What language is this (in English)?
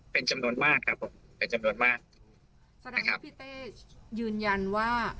Thai